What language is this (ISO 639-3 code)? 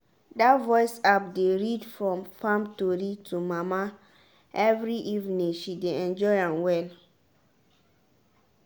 pcm